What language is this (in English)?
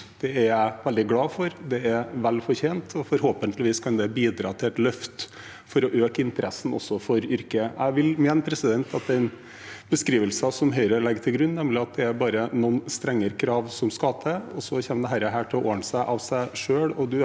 Norwegian